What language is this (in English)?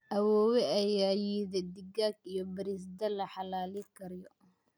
Somali